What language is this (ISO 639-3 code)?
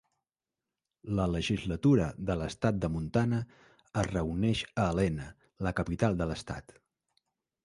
cat